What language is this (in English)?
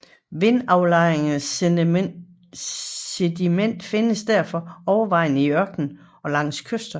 Danish